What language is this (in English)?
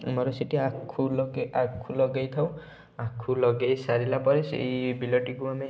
Odia